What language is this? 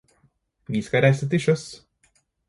Norwegian Bokmål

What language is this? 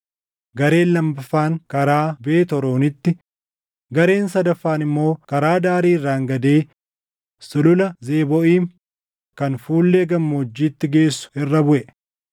Oromo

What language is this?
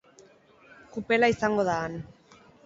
Basque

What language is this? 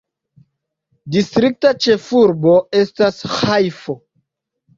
Esperanto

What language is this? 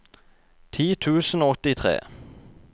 Norwegian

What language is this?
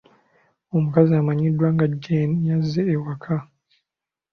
Ganda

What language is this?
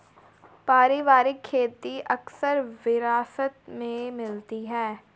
Hindi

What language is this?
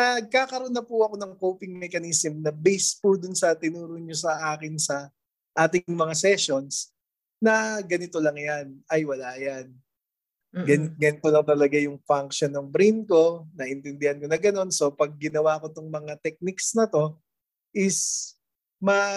Filipino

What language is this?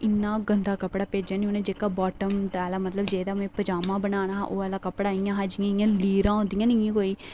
Dogri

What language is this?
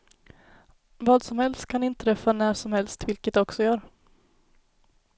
Swedish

